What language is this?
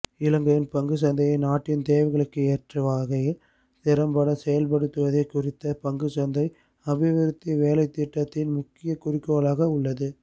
Tamil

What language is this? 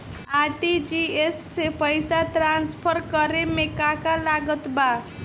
Bhojpuri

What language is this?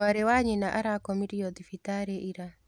Kikuyu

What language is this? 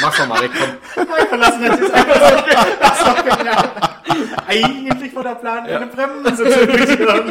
German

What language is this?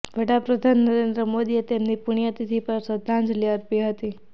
Gujarati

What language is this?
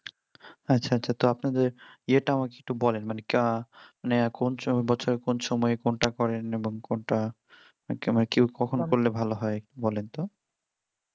Bangla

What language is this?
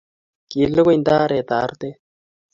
Kalenjin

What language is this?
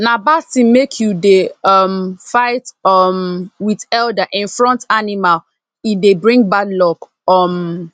Nigerian Pidgin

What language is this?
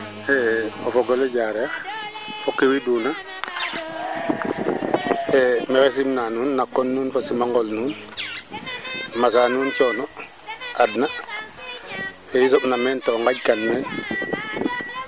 Serer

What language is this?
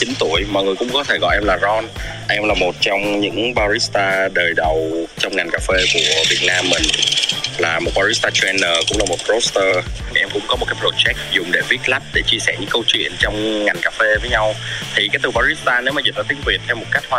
Vietnamese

